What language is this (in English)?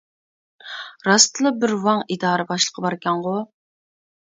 Uyghur